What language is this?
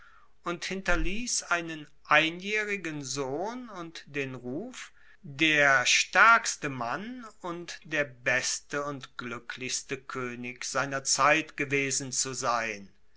German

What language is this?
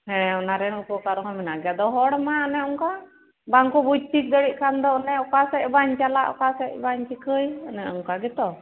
Santali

